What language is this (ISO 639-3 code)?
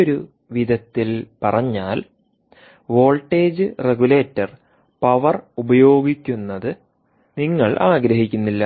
mal